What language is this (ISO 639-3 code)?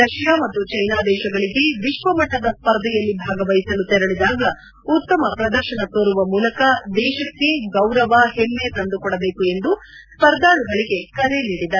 kan